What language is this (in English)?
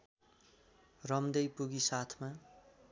Nepali